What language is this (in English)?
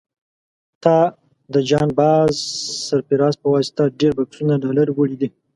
Pashto